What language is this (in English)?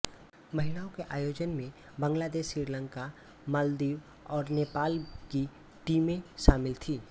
Hindi